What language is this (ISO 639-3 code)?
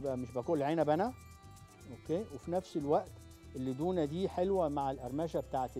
ara